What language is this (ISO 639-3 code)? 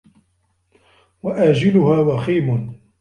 ara